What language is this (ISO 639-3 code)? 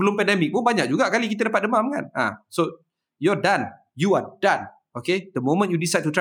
msa